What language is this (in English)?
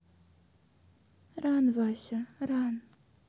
Russian